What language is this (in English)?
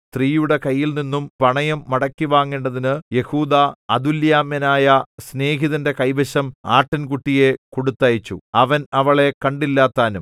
Malayalam